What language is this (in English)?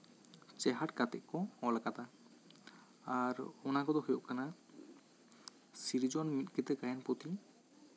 Santali